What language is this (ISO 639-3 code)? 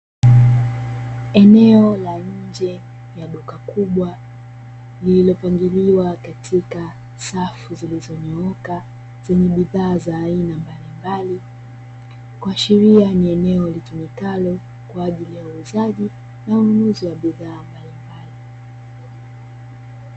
swa